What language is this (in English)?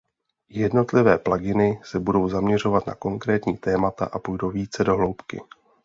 Czech